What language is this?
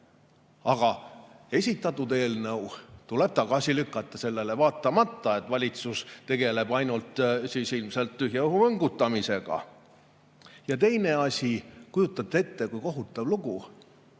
Estonian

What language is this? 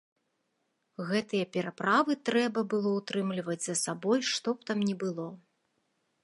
Belarusian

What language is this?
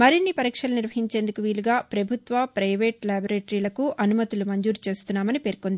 Telugu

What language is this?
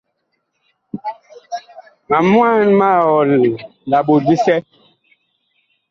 Bakoko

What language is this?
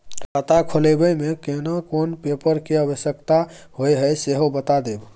Maithili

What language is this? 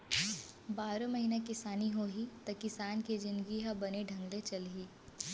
Chhattisgarhi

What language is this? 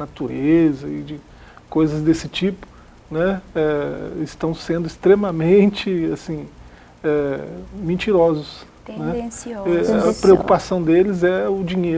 Portuguese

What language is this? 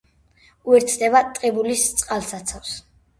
Georgian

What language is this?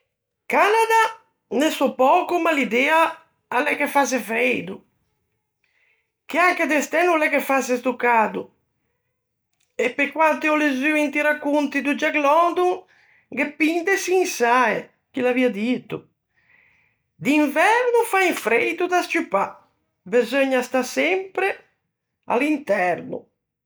Ligurian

